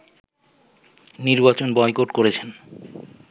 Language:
Bangla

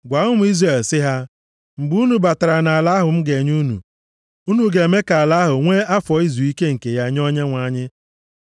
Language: Igbo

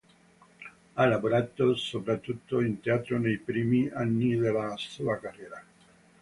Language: Italian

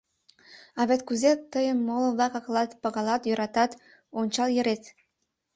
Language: Mari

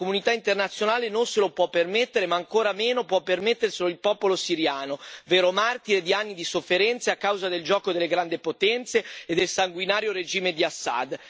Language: Italian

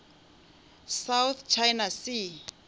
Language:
Northern Sotho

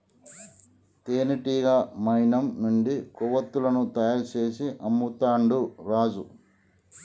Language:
Telugu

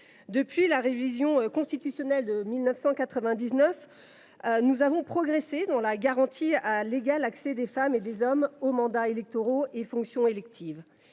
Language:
French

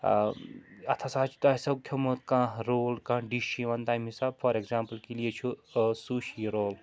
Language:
Kashmiri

